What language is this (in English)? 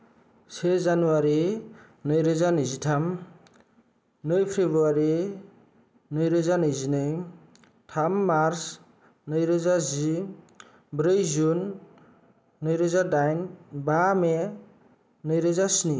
Bodo